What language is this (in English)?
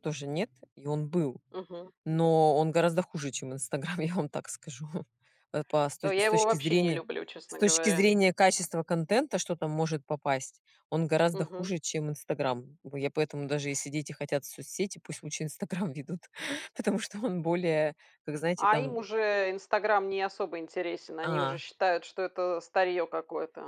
Russian